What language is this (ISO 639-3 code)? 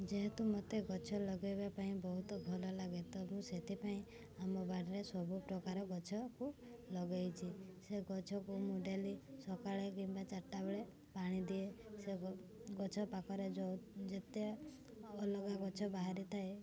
ori